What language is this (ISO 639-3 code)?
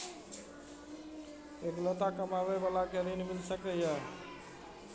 mai